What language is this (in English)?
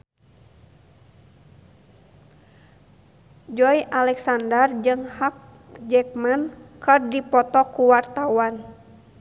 Sundanese